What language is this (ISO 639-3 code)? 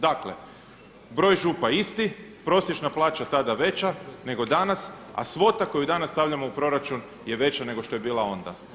hrv